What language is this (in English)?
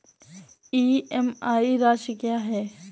Hindi